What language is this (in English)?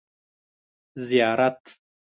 Pashto